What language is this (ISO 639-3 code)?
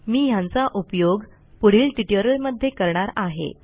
mar